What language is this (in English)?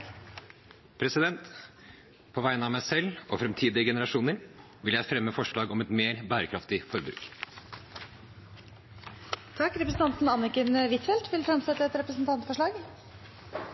Norwegian